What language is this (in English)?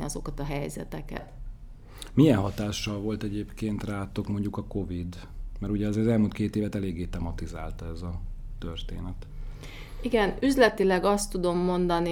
Hungarian